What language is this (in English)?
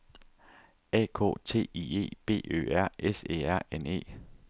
Danish